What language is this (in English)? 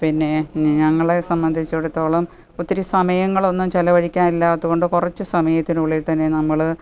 Malayalam